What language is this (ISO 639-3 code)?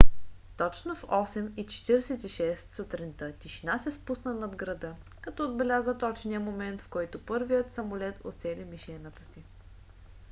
bul